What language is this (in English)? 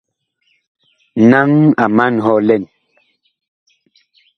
Bakoko